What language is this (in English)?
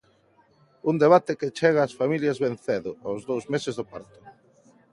Galician